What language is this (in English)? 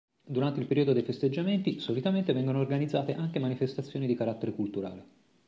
Italian